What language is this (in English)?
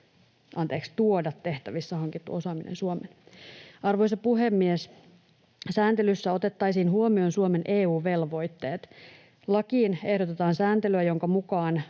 Finnish